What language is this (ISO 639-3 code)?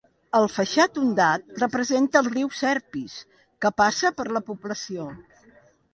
cat